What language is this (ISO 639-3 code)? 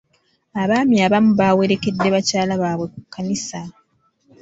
lug